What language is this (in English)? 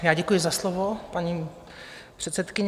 Czech